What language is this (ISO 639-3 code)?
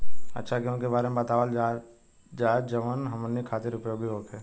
bho